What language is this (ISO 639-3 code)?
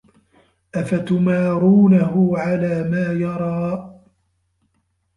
ara